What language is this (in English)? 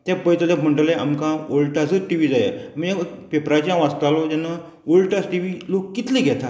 Konkani